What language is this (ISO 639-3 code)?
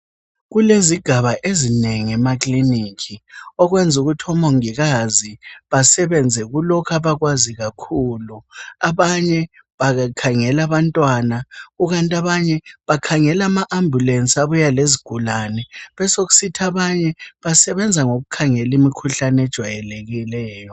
nde